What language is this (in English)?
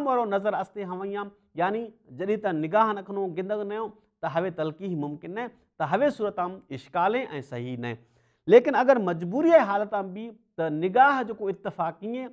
Dutch